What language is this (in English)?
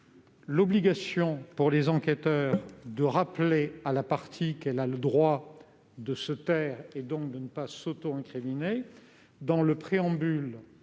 French